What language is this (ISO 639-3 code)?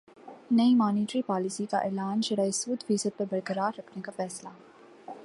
urd